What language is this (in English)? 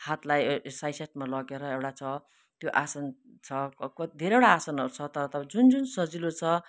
Nepali